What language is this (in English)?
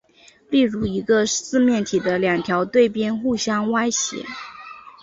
Chinese